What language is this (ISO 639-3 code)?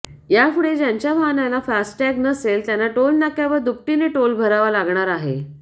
mar